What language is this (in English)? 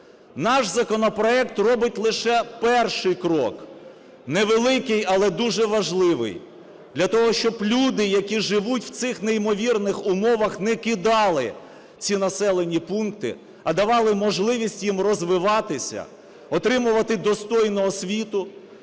Ukrainian